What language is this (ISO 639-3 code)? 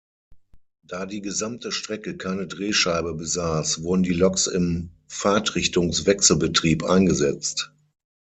deu